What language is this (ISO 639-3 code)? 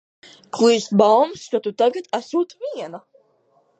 lav